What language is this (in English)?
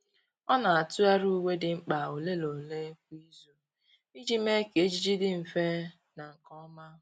Igbo